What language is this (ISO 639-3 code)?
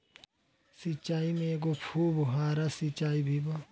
bho